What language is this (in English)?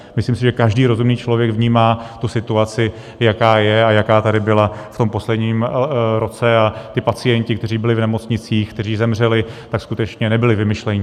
Czech